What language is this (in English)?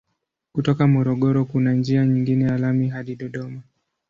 Swahili